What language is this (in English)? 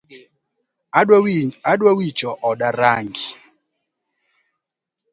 Luo (Kenya and Tanzania)